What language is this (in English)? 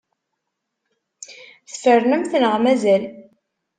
Kabyle